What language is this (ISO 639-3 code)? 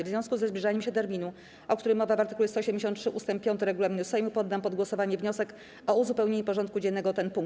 pol